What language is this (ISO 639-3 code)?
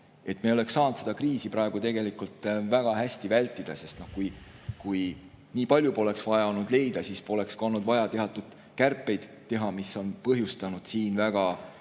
est